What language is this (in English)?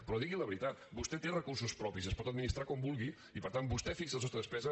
Catalan